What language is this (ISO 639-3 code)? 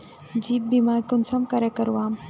mag